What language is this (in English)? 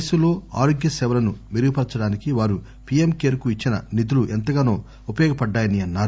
Telugu